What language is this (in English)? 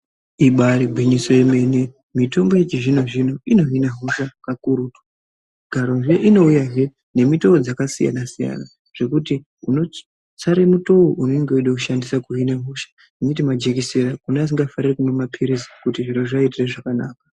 Ndau